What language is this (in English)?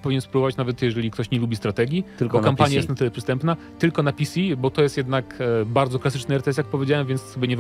Polish